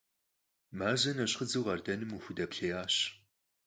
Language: Kabardian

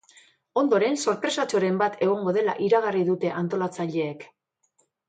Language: Basque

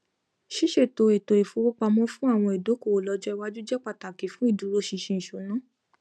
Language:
Yoruba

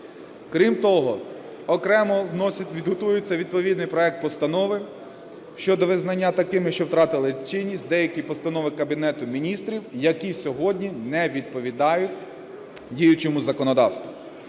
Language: Ukrainian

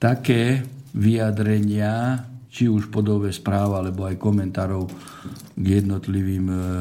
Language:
Slovak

